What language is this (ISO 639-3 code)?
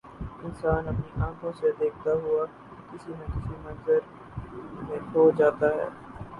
urd